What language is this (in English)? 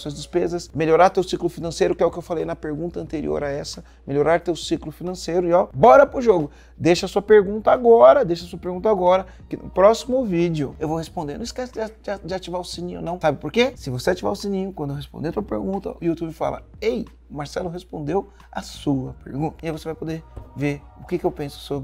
Portuguese